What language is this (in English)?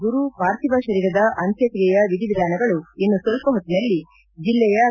Kannada